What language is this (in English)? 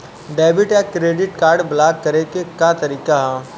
Bhojpuri